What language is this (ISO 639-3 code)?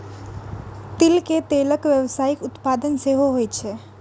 mai